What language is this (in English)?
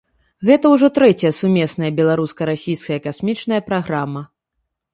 Belarusian